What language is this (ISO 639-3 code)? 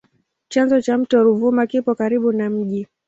swa